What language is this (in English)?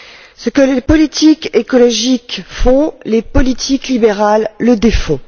French